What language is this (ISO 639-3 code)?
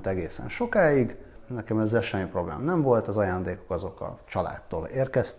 hun